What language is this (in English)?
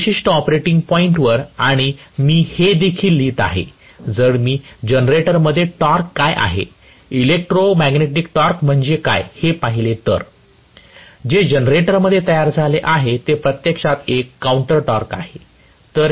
Marathi